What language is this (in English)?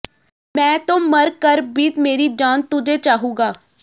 Punjabi